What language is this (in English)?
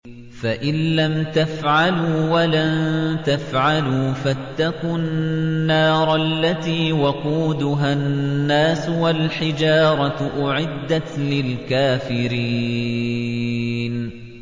Arabic